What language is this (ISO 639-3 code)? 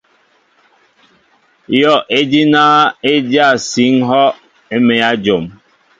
mbo